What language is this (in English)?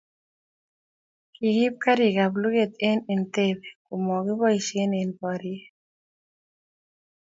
Kalenjin